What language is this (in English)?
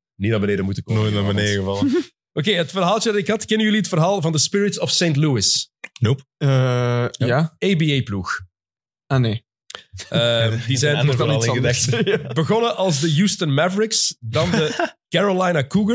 Dutch